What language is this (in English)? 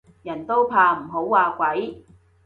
Cantonese